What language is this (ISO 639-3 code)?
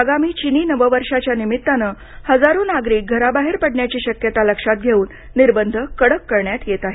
mar